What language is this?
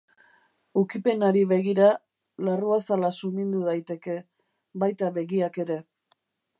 Basque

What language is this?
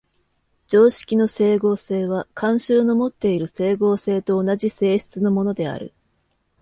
Japanese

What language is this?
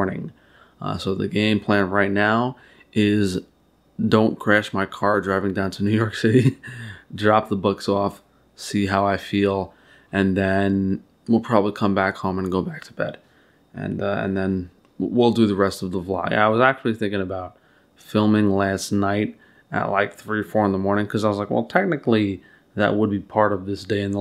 English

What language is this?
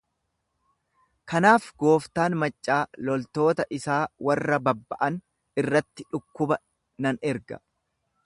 Oromo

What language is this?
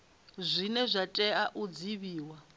Venda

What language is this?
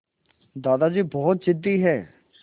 Hindi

